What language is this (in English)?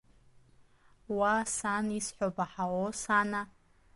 Abkhazian